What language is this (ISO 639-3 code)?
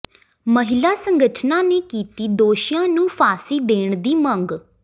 pan